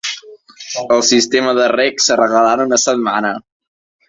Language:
Catalan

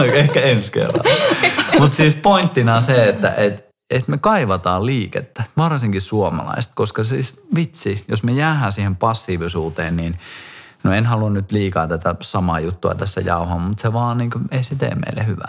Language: Finnish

